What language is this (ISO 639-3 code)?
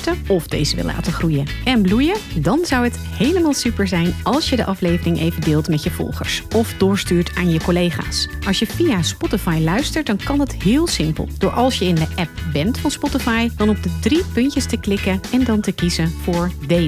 nld